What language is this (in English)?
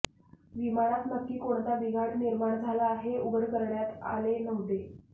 Marathi